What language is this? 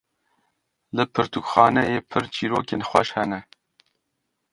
Kurdish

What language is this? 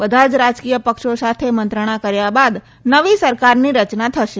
Gujarati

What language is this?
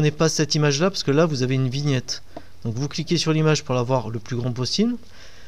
French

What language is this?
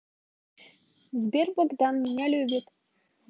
Russian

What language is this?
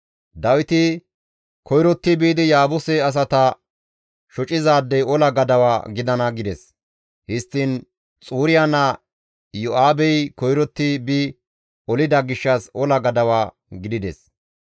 Gamo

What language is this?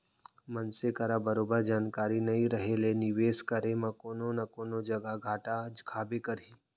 Chhattisgarhi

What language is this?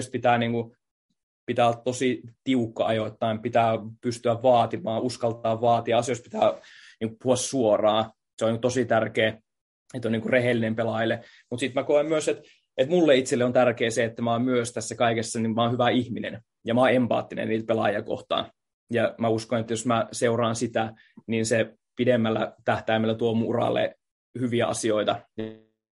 Finnish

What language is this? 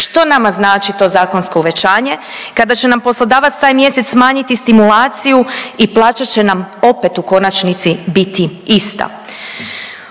Croatian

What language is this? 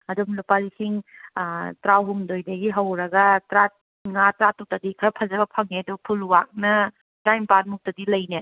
Manipuri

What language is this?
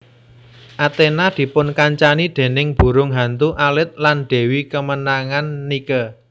Javanese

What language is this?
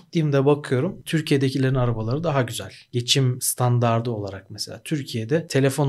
Turkish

